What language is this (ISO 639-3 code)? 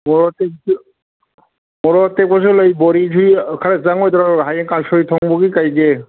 mni